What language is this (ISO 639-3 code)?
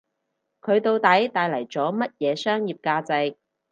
yue